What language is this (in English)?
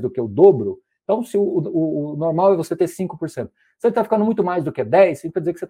Portuguese